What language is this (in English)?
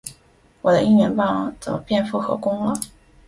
Chinese